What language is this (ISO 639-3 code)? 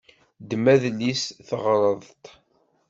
kab